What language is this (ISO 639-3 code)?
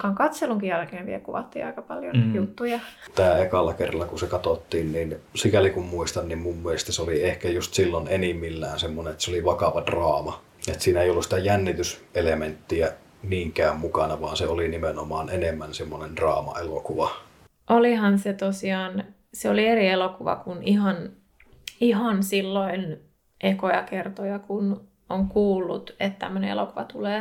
fin